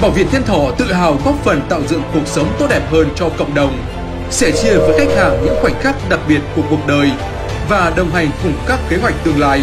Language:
Vietnamese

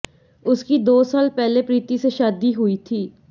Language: Hindi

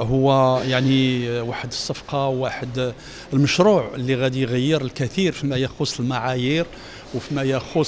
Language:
Arabic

